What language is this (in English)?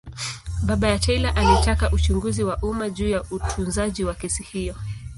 Swahili